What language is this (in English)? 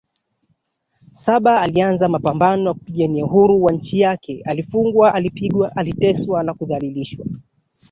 Swahili